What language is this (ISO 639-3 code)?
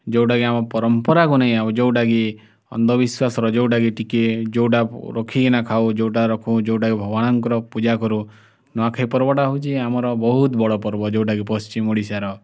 ori